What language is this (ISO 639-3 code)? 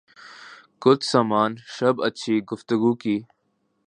urd